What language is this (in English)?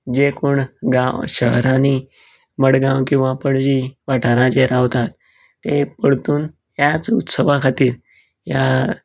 Konkani